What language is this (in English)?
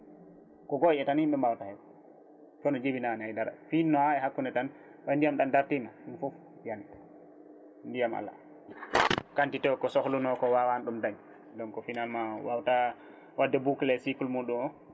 Fula